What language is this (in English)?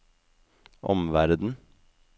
Norwegian